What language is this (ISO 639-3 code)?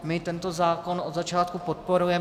ces